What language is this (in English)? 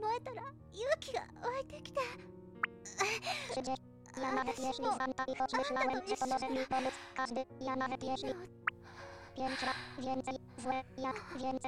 Polish